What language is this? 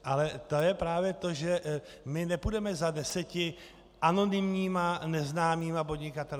Czech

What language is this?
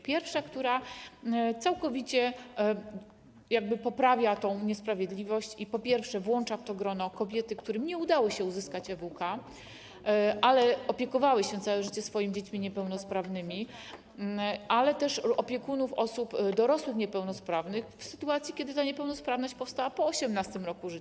Polish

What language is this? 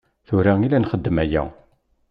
Kabyle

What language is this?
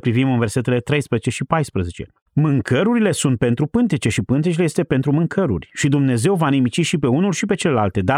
Romanian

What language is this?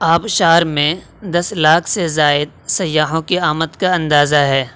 Urdu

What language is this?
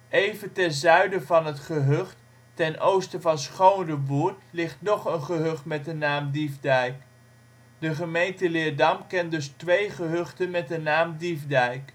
Dutch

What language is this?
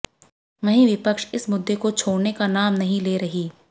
Hindi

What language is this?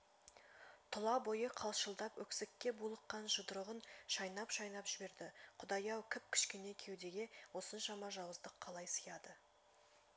Kazakh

